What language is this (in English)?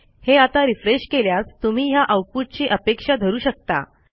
Marathi